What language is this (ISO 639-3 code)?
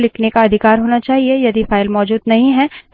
hin